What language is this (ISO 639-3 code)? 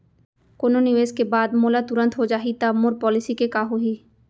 hne